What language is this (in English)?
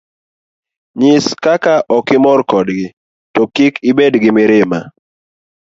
Luo (Kenya and Tanzania)